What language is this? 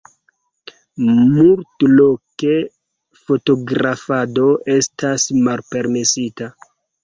Esperanto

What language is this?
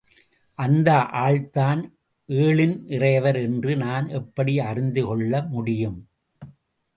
Tamil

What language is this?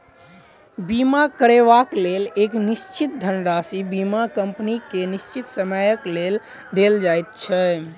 Maithili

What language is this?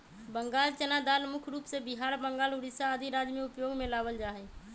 Magahi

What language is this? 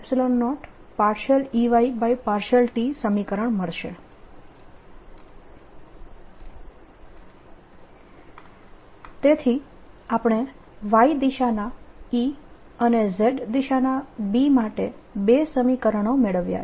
Gujarati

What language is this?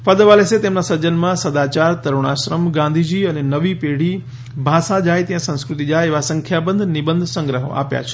Gujarati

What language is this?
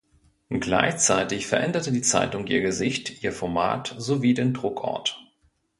German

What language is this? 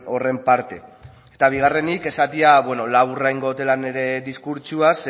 Basque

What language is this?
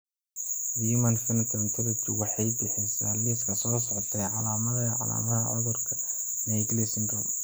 Somali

